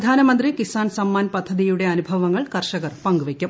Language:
Malayalam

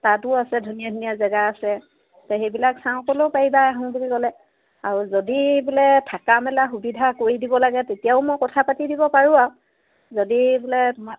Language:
Assamese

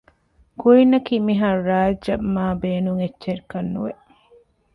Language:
Divehi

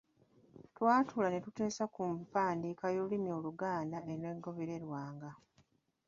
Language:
Ganda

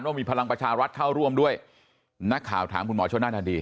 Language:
Thai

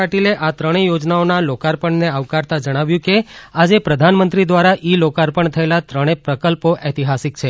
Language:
Gujarati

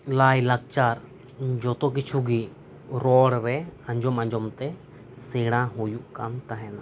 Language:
Santali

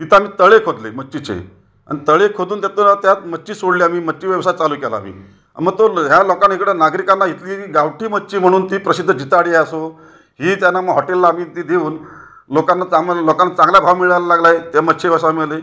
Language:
Marathi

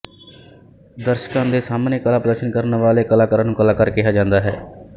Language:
Punjabi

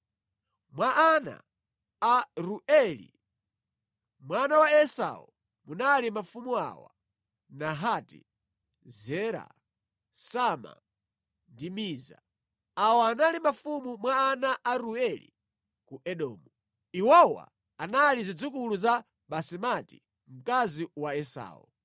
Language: Nyanja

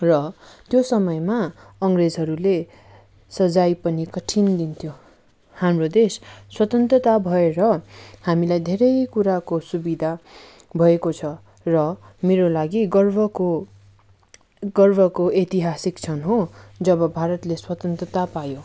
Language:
Nepali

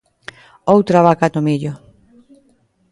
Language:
Galician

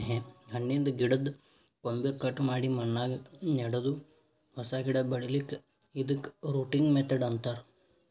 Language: Kannada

